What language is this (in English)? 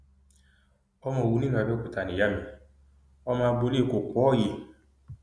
Yoruba